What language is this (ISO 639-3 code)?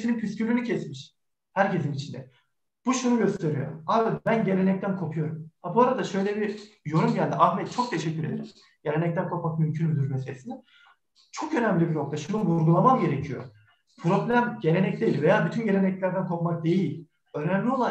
tur